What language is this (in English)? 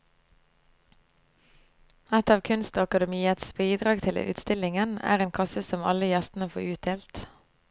Norwegian